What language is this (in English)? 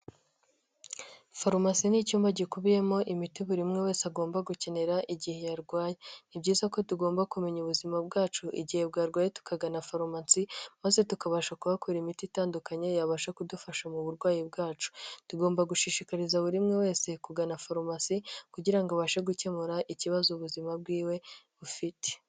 Kinyarwanda